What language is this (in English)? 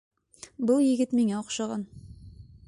Bashkir